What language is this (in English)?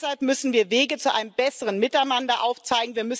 German